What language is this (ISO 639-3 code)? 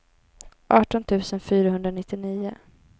swe